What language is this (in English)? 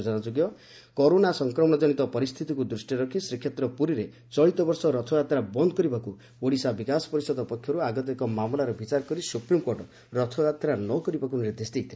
Odia